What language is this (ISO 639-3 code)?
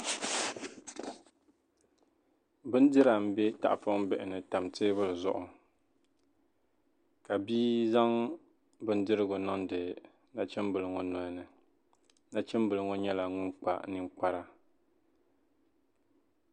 dag